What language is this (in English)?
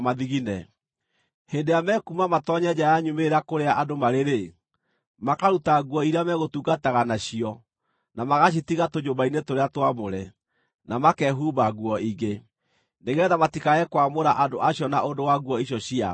Kikuyu